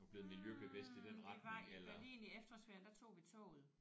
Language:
Danish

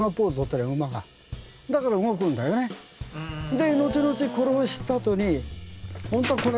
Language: Japanese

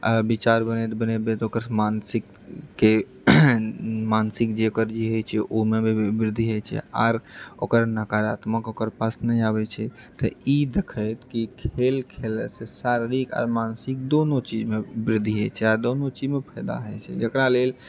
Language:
Maithili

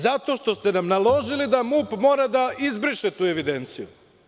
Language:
Serbian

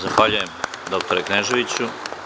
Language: Serbian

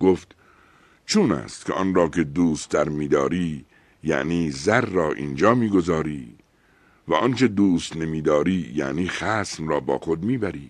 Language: Persian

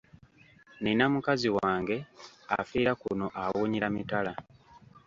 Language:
Ganda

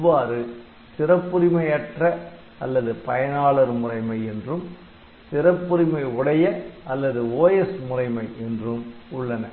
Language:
Tamil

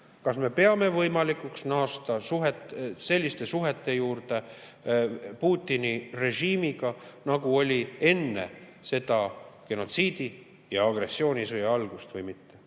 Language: Estonian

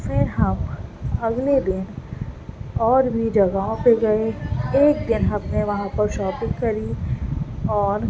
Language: Urdu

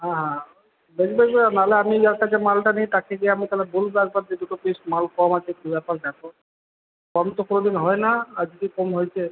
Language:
Bangla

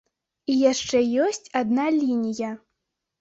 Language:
Belarusian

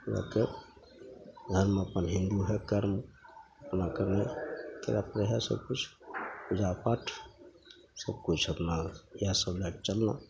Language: Maithili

